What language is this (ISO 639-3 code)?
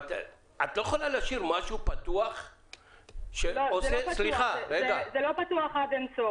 heb